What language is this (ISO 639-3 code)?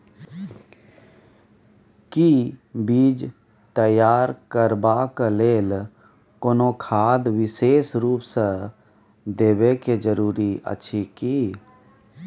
mai